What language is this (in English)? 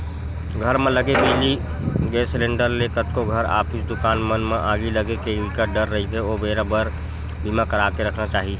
Chhattisgarhi